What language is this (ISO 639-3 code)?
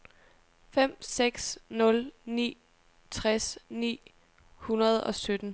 dan